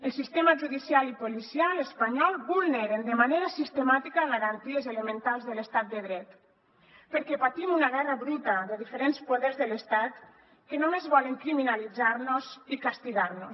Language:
Catalan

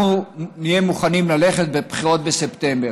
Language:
Hebrew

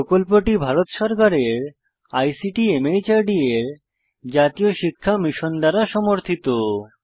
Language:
Bangla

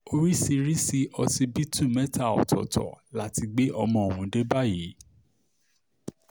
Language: Yoruba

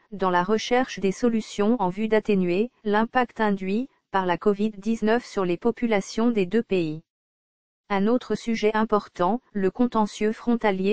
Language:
French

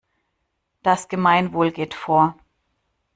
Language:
German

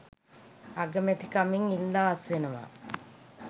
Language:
Sinhala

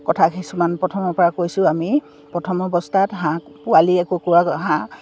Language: Assamese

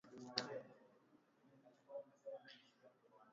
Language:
Swahili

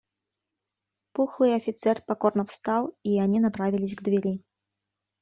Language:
Russian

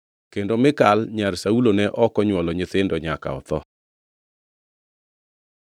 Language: Luo (Kenya and Tanzania)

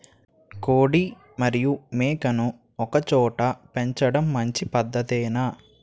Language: Telugu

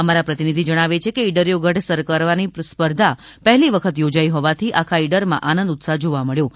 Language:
Gujarati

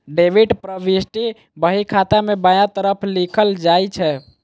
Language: Maithili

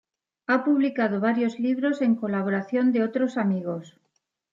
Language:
Spanish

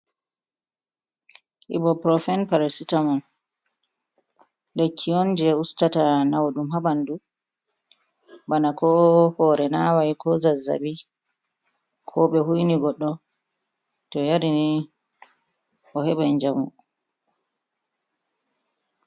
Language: Fula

